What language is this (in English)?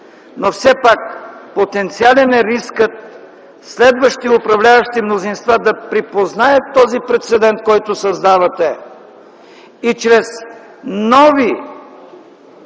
Bulgarian